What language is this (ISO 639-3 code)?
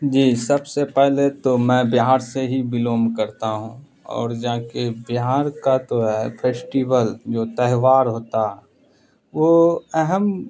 urd